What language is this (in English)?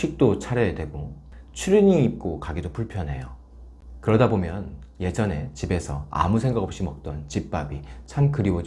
Korean